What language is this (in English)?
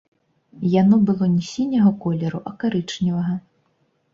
Belarusian